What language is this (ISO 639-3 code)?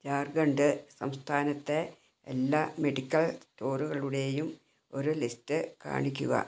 mal